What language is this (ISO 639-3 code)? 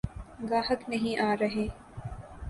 urd